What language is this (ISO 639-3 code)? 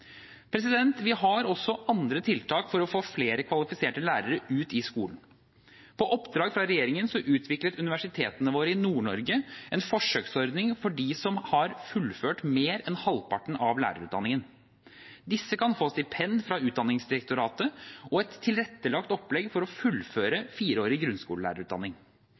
nob